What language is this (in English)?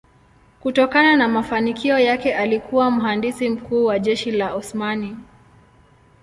Swahili